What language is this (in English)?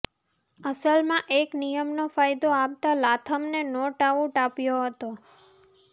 Gujarati